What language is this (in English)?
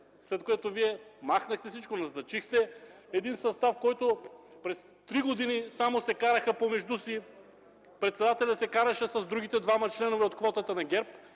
Bulgarian